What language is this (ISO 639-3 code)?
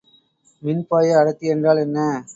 tam